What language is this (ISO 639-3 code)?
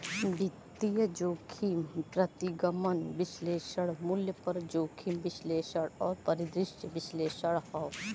bho